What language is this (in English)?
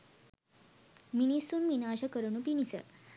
Sinhala